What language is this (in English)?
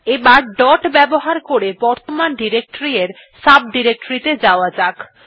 Bangla